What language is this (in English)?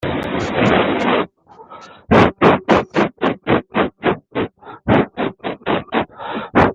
French